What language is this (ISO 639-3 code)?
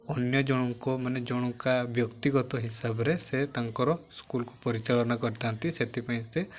ori